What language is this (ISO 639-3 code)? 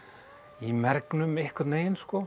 isl